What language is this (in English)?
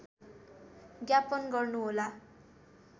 Nepali